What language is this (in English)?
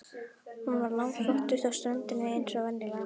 Icelandic